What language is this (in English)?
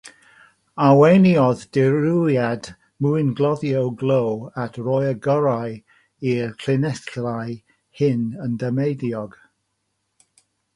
Welsh